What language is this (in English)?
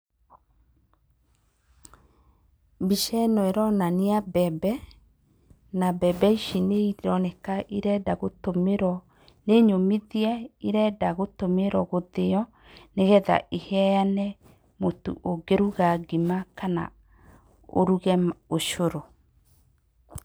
Kikuyu